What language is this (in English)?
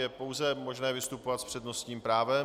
Czech